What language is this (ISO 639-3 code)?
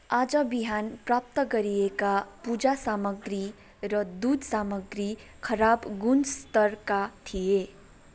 nep